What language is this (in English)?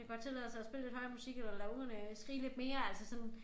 Danish